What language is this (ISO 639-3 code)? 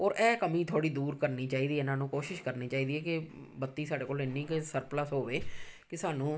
pan